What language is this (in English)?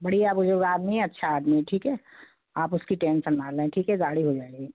Hindi